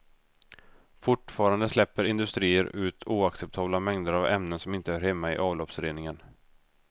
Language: Swedish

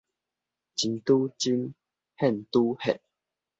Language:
Min Nan Chinese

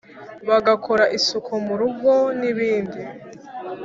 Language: Kinyarwanda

